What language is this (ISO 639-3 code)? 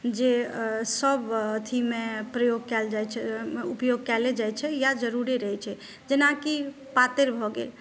mai